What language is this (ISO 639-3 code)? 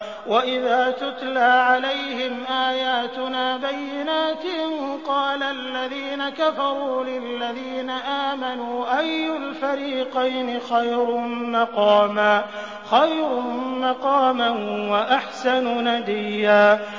ara